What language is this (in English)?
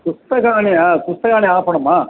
Sanskrit